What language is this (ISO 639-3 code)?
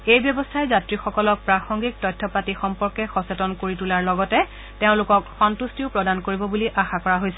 asm